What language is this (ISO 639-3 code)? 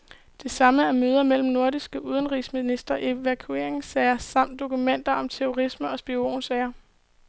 dan